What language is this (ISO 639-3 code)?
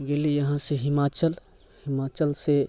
mai